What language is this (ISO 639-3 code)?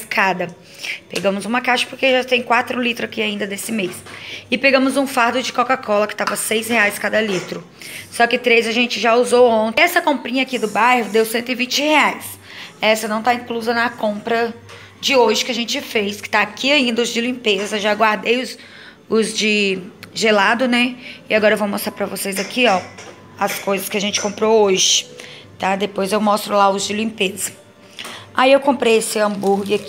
por